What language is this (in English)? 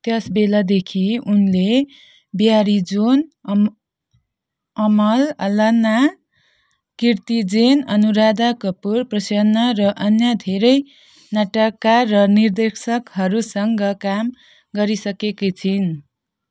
Nepali